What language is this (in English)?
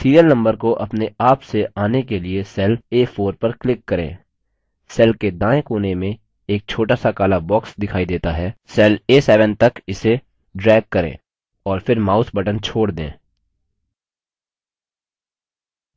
Hindi